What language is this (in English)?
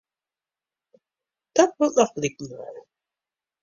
Western Frisian